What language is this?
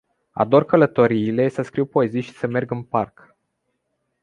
Romanian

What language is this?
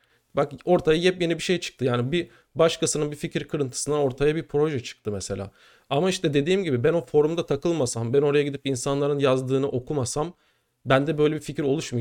Turkish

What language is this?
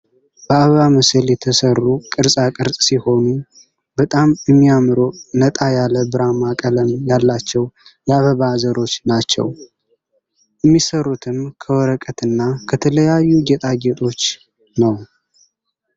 Amharic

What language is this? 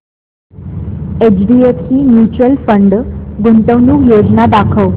Marathi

